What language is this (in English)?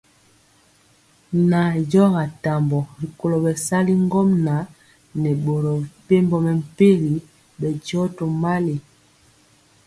Mpiemo